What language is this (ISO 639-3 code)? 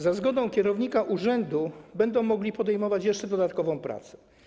pol